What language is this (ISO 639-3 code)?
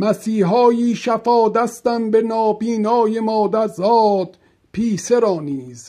fas